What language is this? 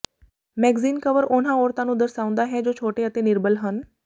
Punjabi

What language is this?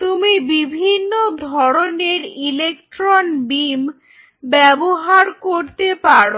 Bangla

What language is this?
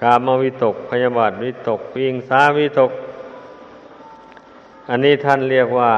Thai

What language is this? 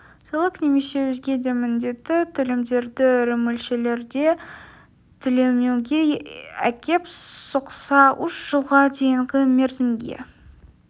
Kazakh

